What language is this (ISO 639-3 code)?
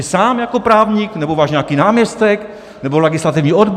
ces